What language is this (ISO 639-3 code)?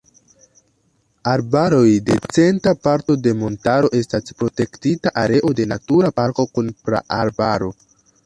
epo